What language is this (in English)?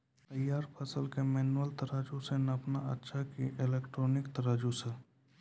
Maithili